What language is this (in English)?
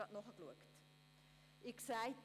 Swiss German